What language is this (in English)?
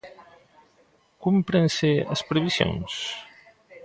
Galician